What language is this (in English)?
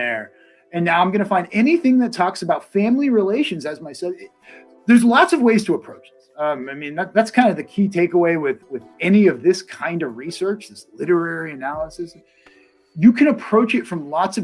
English